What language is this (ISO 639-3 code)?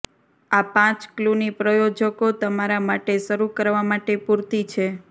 guj